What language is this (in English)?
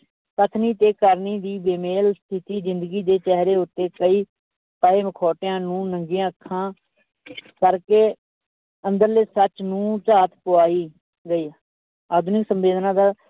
Punjabi